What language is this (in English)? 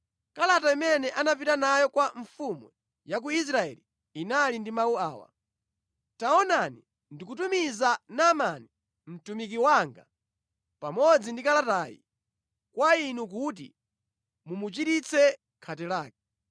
Nyanja